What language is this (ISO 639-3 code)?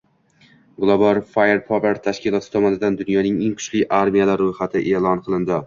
uzb